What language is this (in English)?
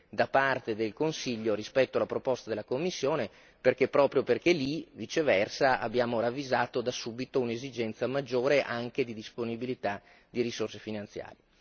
Italian